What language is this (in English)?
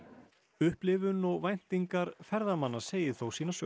Icelandic